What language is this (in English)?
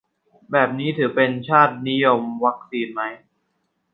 Thai